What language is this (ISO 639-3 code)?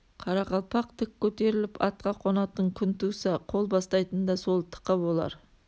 kaz